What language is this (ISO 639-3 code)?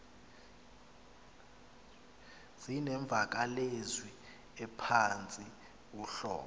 xho